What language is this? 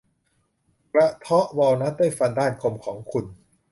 Thai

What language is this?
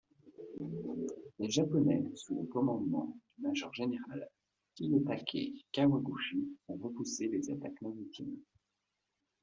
French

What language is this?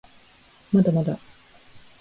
Japanese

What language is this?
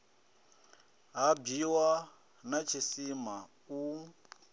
Venda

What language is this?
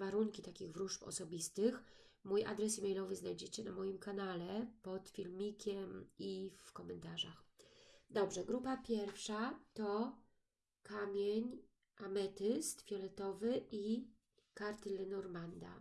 Polish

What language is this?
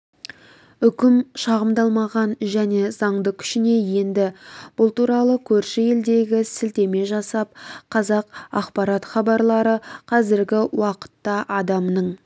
Kazakh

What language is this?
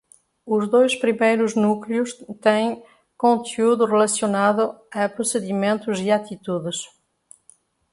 Portuguese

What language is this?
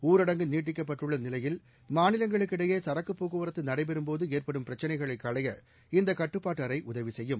Tamil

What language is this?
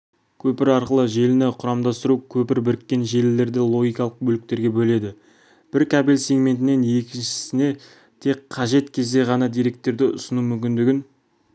Kazakh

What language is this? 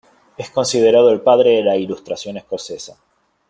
Spanish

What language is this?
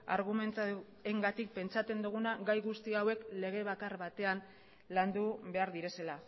Basque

